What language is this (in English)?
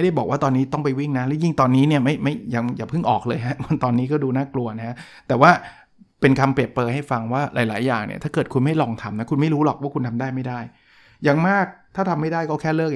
Thai